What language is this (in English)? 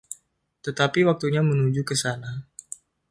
Indonesian